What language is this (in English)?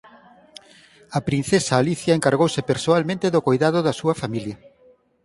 Galician